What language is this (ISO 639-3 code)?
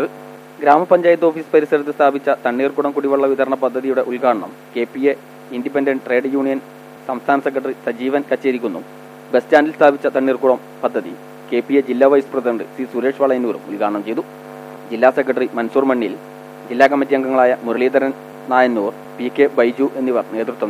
mal